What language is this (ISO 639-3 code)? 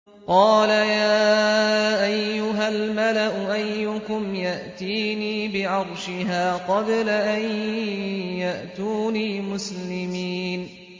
ara